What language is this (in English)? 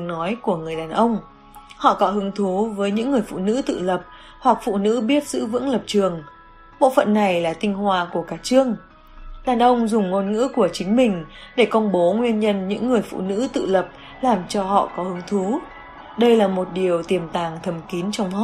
Vietnamese